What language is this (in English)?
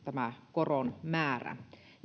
Finnish